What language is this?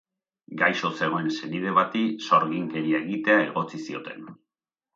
Basque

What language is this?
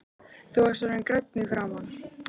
Icelandic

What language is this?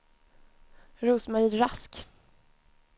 Swedish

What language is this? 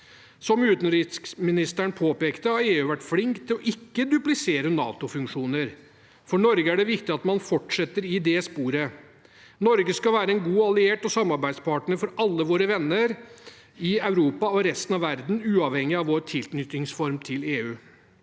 Norwegian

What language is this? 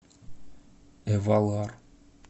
Russian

